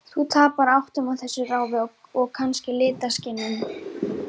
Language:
Icelandic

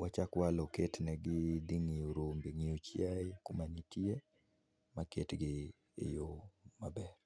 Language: Luo (Kenya and Tanzania)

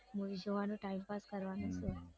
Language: Gujarati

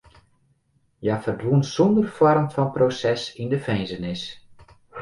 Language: Western Frisian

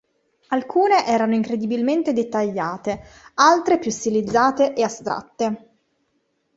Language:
Italian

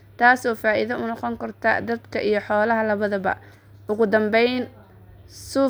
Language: Somali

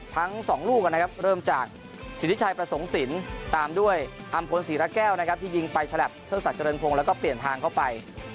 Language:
Thai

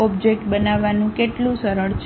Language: Gujarati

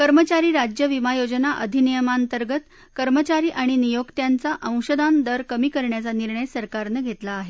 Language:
Marathi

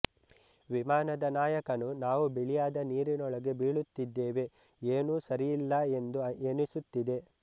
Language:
Kannada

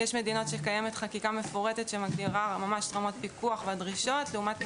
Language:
Hebrew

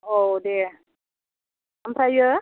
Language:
Bodo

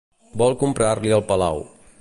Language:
Catalan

